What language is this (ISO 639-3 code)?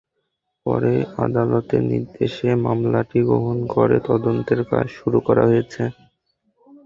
ben